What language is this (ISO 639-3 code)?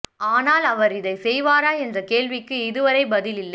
tam